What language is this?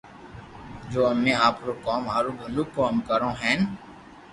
Loarki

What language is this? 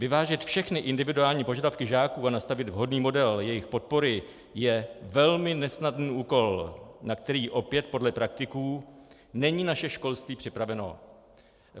Czech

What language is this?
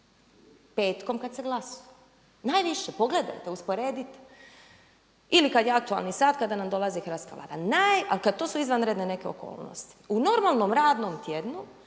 Croatian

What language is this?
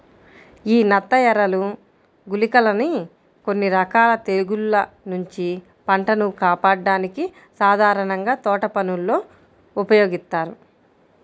Telugu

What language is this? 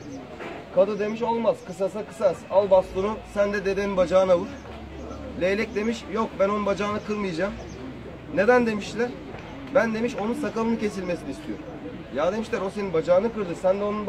Turkish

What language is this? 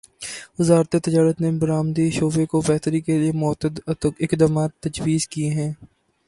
Urdu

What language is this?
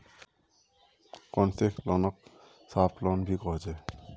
Magahi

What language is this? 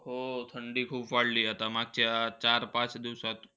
Marathi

